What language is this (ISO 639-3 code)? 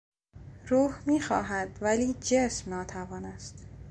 fas